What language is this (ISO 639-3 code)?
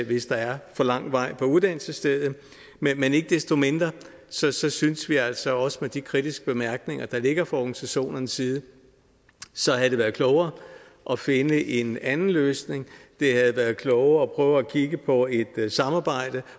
dan